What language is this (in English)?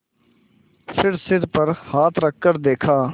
Hindi